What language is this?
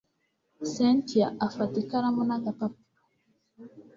Kinyarwanda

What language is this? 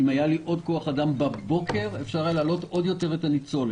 Hebrew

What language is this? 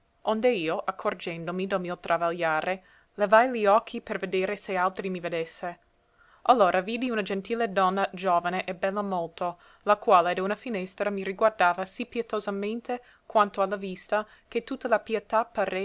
Italian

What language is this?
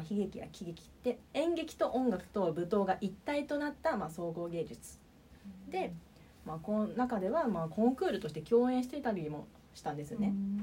Japanese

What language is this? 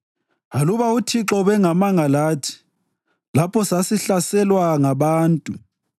North Ndebele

